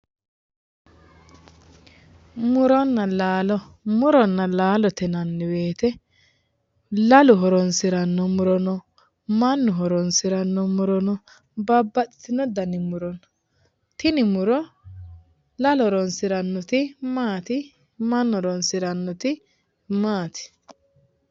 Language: Sidamo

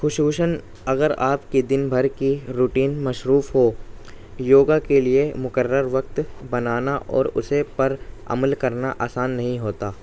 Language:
Urdu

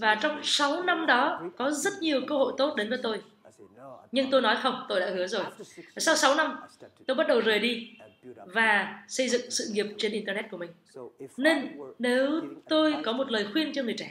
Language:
Vietnamese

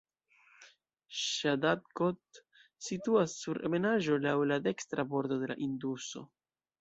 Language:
Esperanto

